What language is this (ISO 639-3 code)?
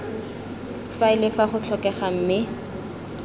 tsn